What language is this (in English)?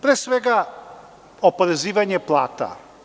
Serbian